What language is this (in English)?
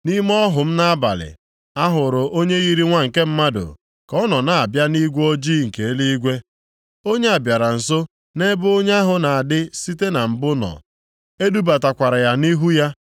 Igbo